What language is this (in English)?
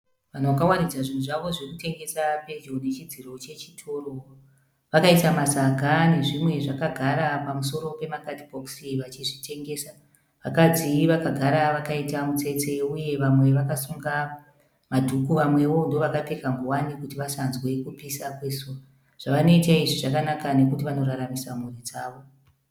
Shona